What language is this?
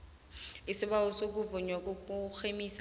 South Ndebele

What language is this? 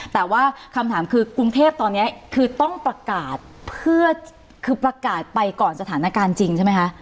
Thai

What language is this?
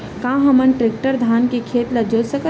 Chhattisgarhi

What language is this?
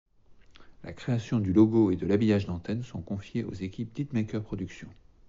French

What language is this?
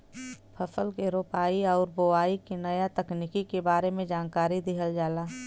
Bhojpuri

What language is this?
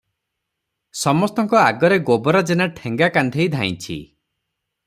Odia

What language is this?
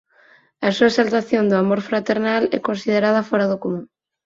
Galician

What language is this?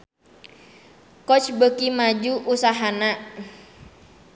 Sundanese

